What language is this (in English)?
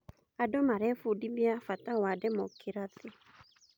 Kikuyu